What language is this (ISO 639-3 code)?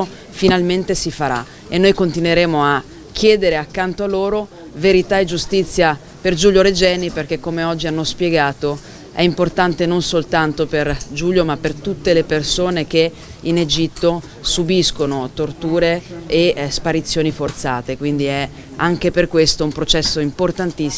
ita